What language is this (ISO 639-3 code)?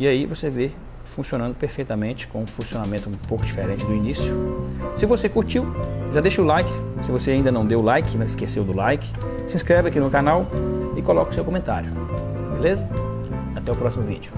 por